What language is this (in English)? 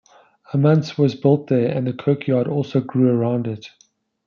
English